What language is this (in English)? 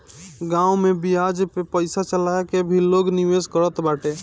Bhojpuri